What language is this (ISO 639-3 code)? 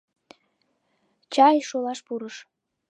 chm